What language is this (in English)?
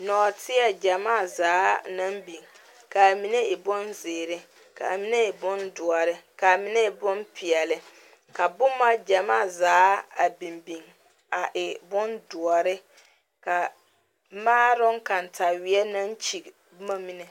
Southern Dagaare